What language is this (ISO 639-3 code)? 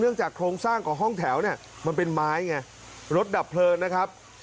tha